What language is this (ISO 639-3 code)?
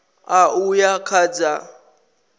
ven